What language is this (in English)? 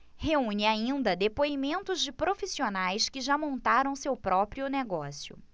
Portuguese